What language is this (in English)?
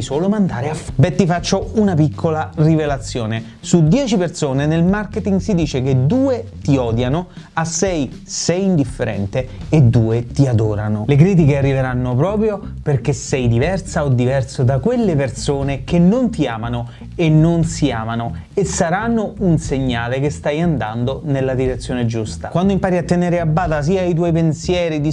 Italian